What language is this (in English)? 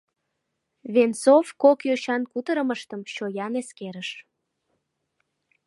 Mari